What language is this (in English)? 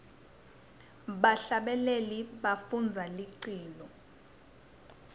Swati